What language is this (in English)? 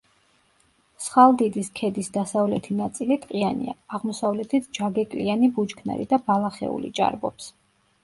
Georgian